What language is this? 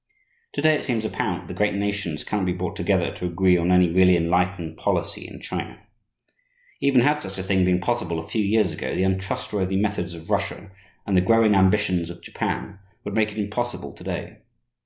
English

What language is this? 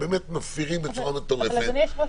Hebrew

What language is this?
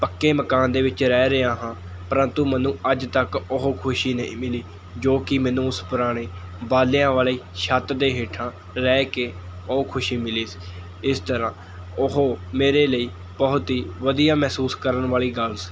Punjabi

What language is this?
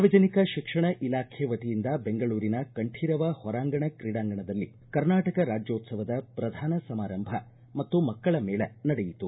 Kannada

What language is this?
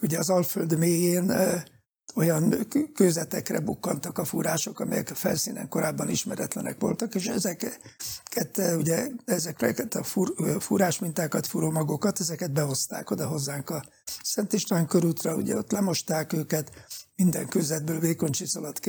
Hungarian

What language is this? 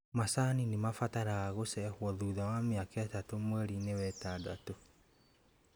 Kikuyu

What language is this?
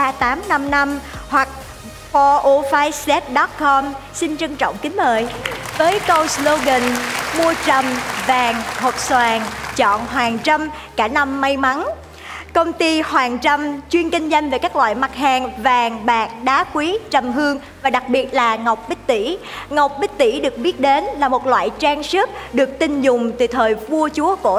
Vietnamese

